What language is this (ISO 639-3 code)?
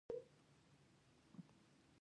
pus